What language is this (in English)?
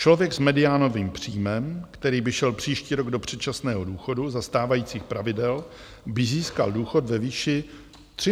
Czech